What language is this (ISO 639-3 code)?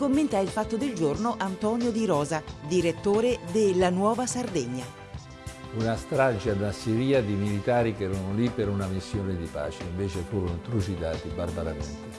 ita